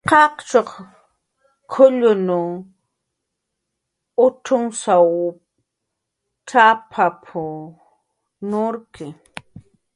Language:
Jaqaru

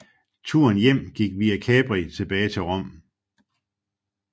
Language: Danish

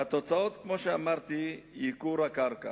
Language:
Hebrew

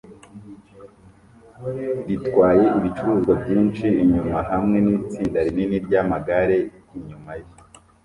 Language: Kinyarwanda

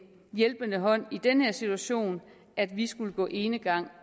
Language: Danish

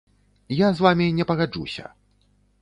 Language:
Belarusian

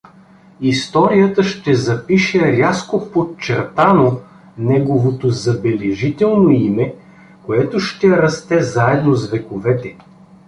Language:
Bulgarian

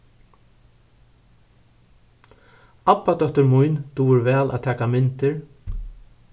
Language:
Faroese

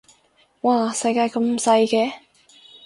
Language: Cantonese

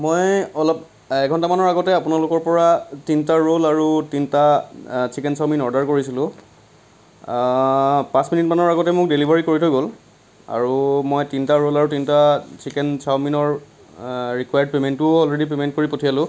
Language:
Assamese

